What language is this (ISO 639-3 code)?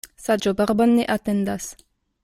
epo